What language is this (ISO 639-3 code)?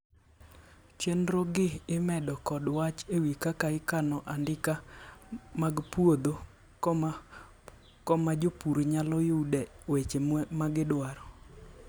luo